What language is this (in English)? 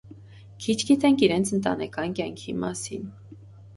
Armenian